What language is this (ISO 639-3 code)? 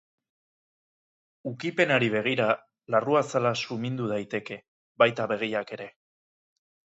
eus